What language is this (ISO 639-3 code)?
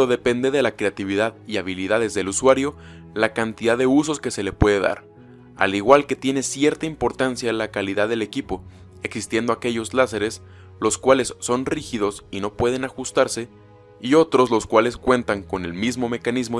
spa